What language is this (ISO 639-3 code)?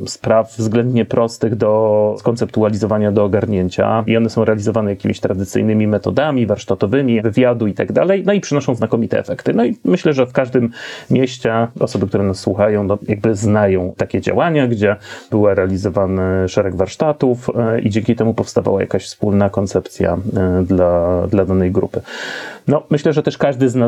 pol